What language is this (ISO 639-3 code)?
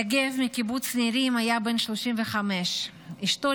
heb